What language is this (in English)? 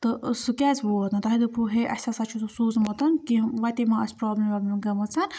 Kashmiri